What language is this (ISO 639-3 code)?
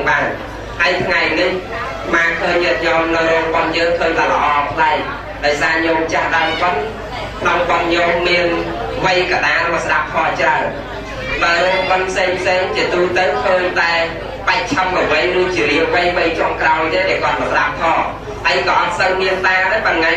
vie